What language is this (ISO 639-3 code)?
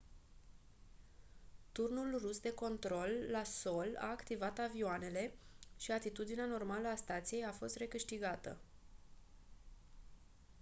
ron